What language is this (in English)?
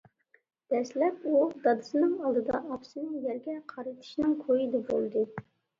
Uyghur